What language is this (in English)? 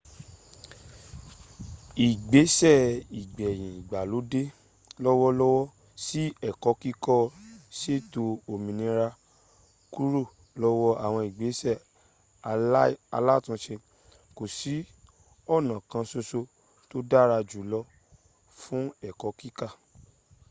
Yoruba